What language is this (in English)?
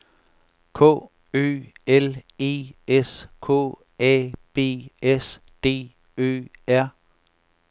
Danish